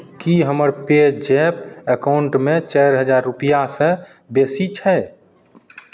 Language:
Maithili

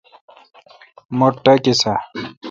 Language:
Kalkoti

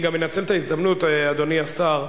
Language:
Hebrew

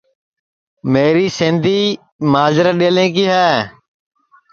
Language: Sansi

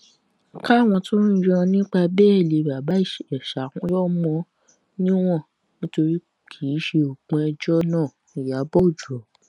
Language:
Yoruba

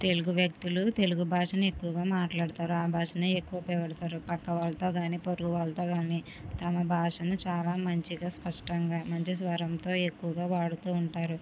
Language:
Telugu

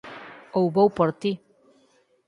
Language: Galician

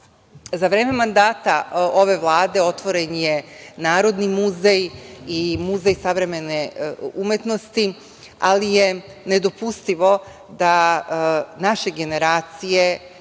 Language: Serbian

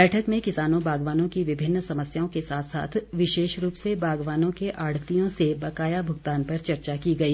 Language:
Hindi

